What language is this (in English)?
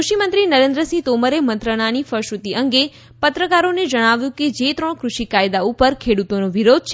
Gujarati